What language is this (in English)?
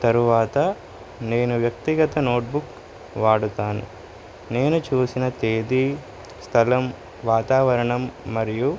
Telugu